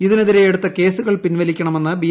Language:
Malayalam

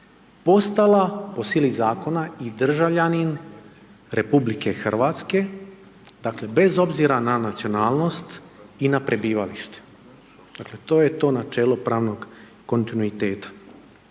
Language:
Croatian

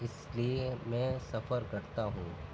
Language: Urdu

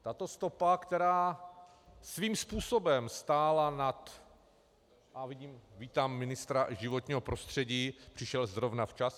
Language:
Czech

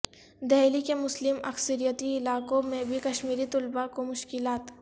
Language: Urdu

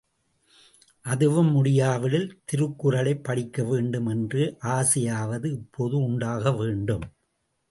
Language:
Tamil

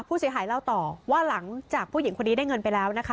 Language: Thai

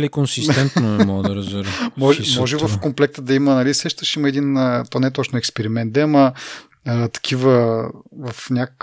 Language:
Bulgarian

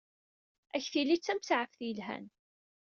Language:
Kabyle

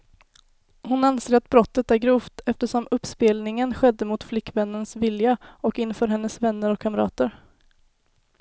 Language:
Swedish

